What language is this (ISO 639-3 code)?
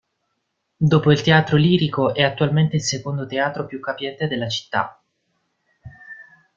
ita